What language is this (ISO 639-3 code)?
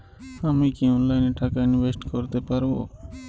ben